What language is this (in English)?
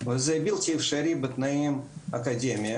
Hebrew